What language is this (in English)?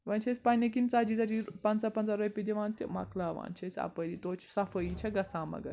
Kashmiri